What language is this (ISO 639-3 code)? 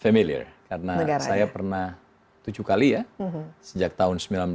ind